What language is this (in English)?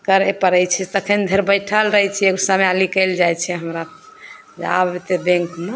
Maithili